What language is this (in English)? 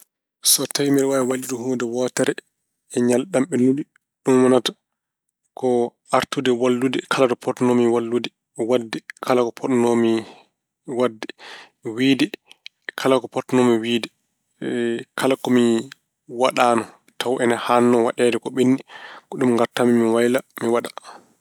Fula